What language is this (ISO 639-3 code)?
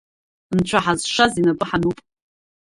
abk